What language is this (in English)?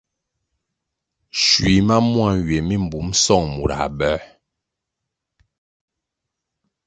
Kwasio